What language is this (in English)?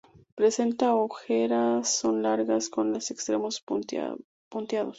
Spanish